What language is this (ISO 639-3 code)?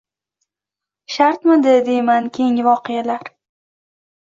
uzb